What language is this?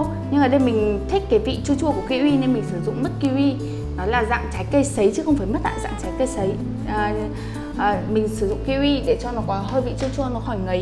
Vietnamese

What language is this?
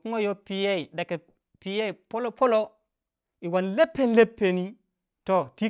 Waja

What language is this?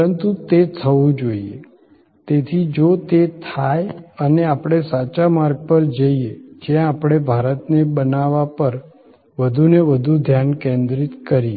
Gujarati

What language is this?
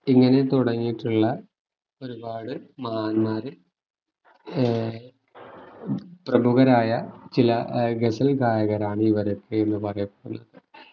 Malayalam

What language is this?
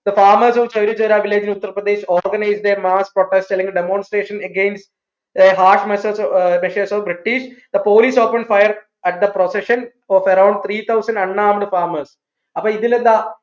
Malayalam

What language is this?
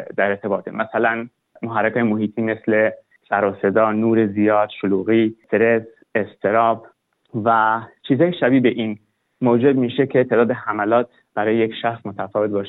Persian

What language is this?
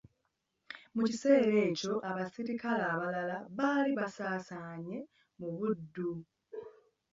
Ganda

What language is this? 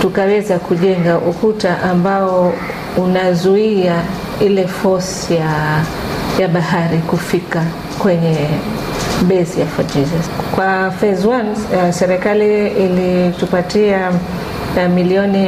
Swahili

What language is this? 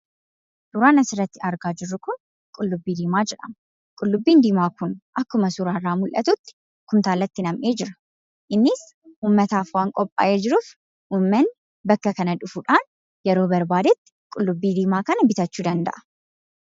Oromo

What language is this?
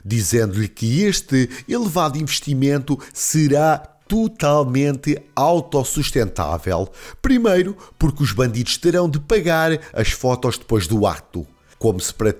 Portuguese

